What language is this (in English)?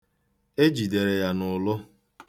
Igbo